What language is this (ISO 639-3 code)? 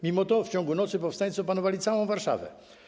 pol